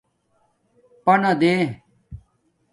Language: Domaaki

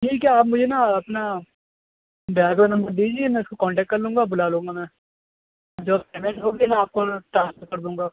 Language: Urdu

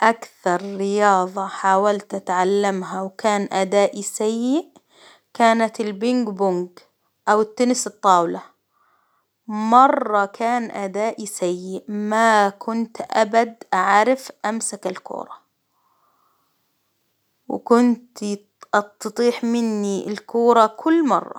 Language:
Hijazi Arabic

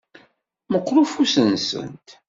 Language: Kabyle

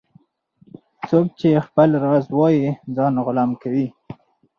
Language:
Pashto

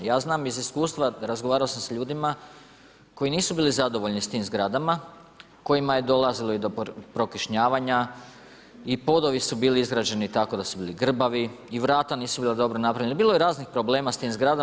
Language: Croatian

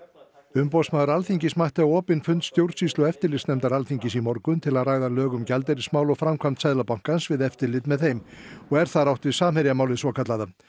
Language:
Icelandic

